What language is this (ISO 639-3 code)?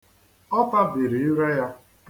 ibo